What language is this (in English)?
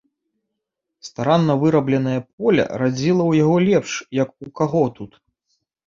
Belarusian